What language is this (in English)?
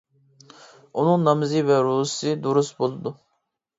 Uyghur